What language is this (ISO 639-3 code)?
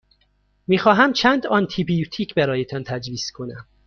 fas